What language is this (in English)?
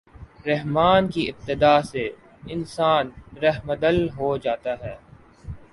Urdu